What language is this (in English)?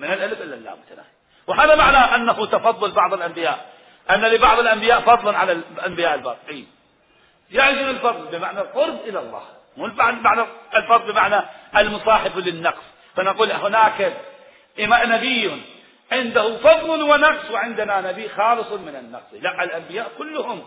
Arabic